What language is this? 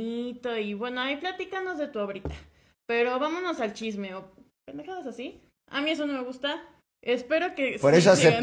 Spanish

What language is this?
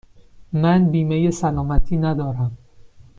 Persian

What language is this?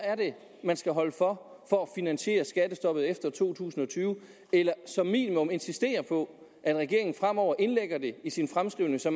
Danish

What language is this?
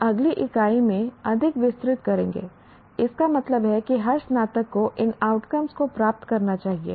Hindi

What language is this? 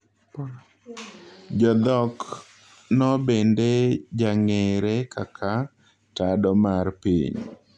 Luo (Kenya and Tanzania)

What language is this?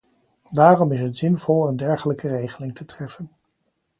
Dutch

